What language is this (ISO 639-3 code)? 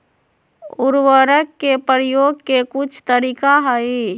mag